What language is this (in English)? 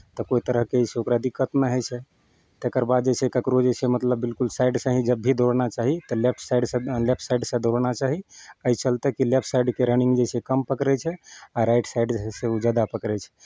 Maithili